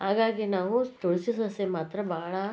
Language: Kannada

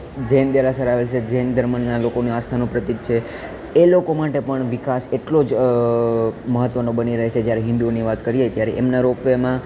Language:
Gujarati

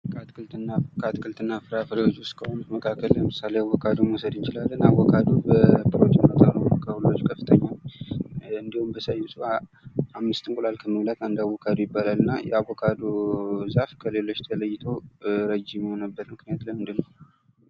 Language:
Amharic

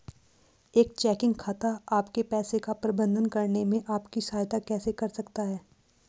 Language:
Hindi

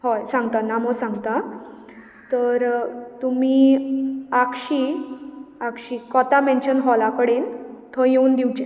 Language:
Konkani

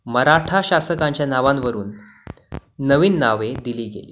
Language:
Marathi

